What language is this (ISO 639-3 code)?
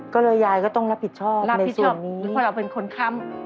tha